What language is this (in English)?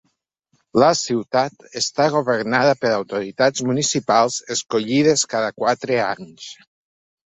Catalan